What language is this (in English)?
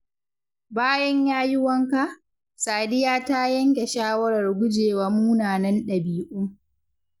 Hausa